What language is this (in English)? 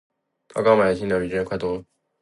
Chinese